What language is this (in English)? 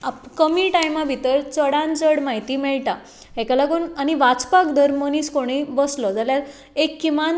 Konkani